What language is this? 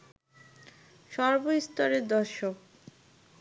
Bangla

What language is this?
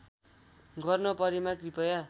Nepali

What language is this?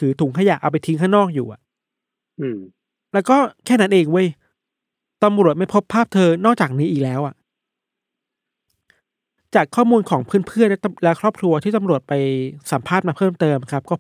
Thai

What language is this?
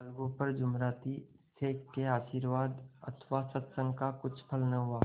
Hindi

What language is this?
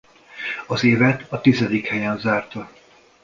Hungarian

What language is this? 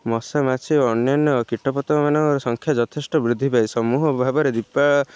Odia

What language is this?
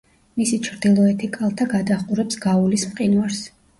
Georgian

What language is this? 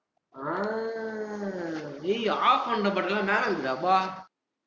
Tamil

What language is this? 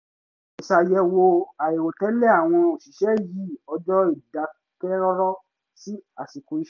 Yoruba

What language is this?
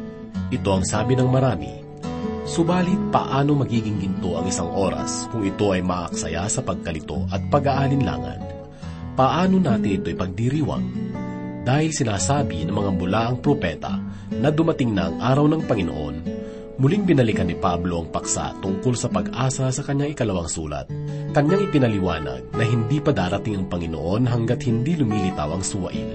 Filipino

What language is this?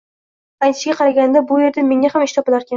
Uzbek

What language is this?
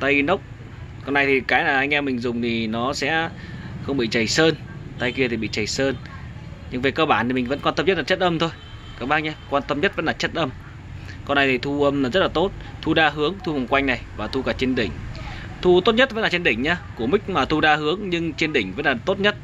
Vietnamese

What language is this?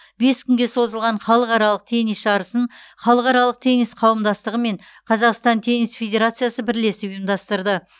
Kazakh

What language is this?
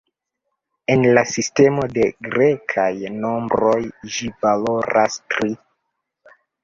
Esperanto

